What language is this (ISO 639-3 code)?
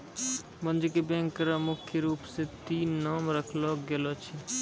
mai